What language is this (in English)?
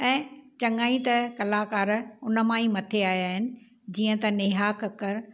Sindhi